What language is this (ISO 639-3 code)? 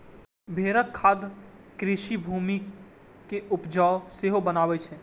mai